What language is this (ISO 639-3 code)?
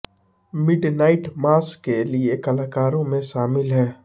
hin